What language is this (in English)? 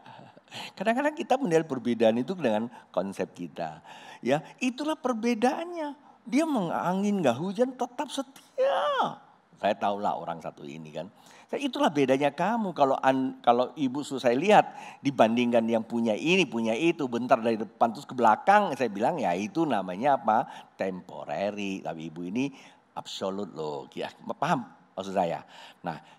Indonesian